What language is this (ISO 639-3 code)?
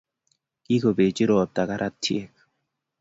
kln